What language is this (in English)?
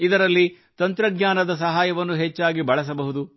Kannada